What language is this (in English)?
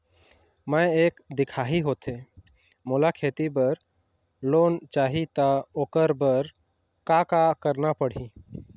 Chhattisgarhi